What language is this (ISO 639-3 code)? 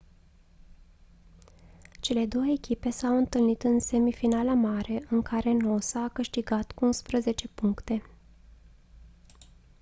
ron